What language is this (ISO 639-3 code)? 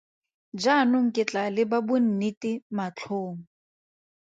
tsn